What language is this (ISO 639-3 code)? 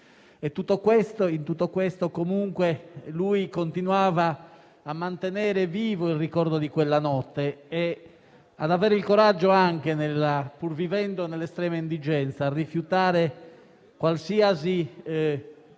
ita